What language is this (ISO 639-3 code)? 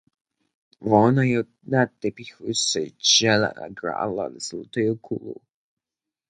dsb